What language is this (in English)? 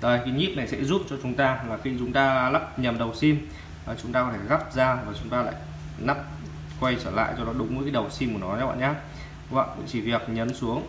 Vietnamese